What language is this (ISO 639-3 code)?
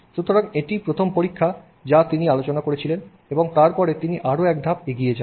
ben